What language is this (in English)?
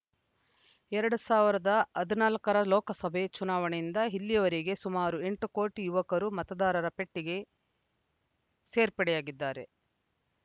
Kannada